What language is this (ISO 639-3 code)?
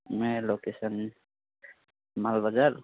nep